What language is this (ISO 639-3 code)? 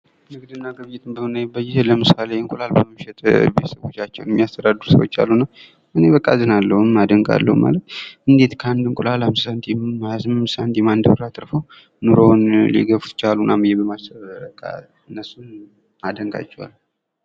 amh